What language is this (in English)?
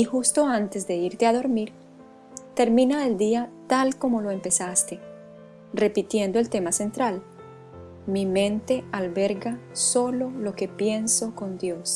Spanish